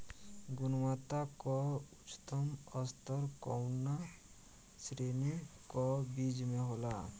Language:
Bhojpuri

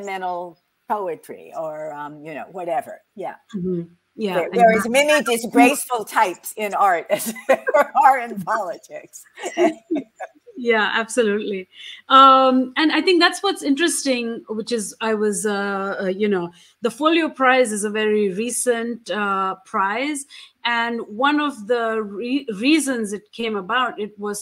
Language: English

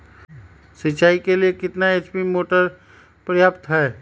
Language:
Magahi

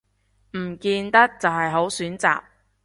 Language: Cantonese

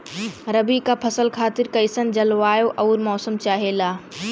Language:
Bhojpuri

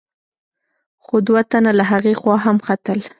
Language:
Pashto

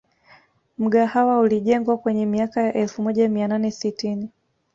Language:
Swahili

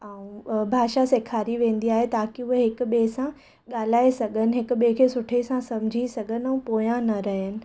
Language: Sindhi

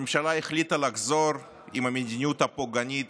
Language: Hebrew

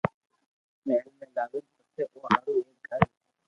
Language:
Loarki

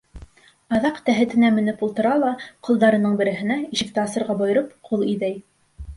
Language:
Bashkir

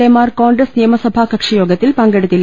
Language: Malayalam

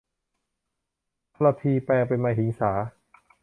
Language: Thai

